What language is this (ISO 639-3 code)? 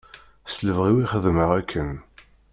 kab